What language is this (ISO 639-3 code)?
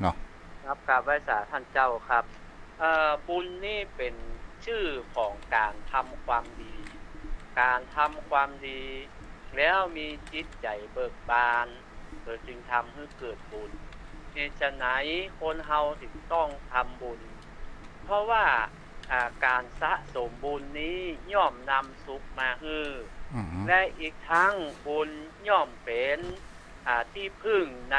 tha